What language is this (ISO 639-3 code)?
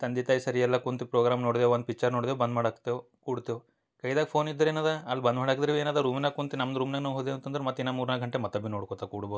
kan